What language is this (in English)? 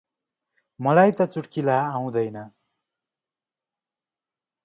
Nepali